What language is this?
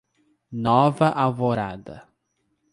Portuguese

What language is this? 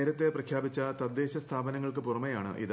Malayalam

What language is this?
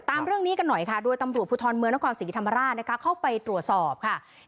Thai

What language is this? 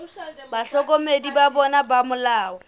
Southern Sotho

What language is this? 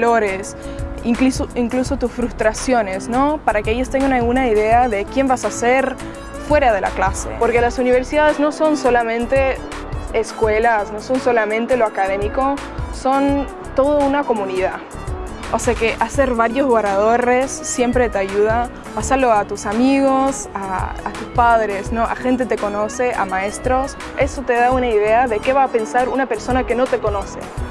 Spanish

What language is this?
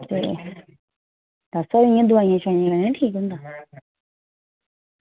Dogri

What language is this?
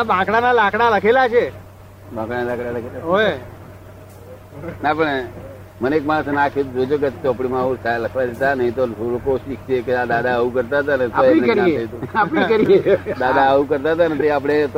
Gujarati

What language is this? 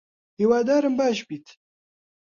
Central Kurdish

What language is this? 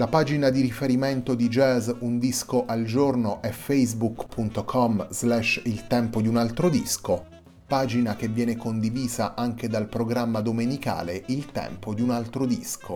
Italian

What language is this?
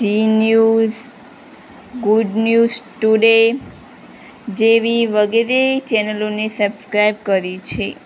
Gujarati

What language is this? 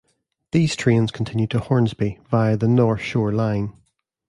English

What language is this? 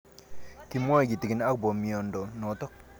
Kalenjin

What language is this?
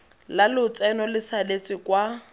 Tswana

